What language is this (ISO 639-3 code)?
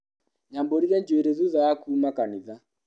kik